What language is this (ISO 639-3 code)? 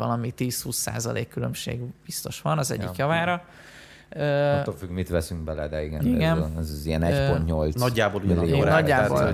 hun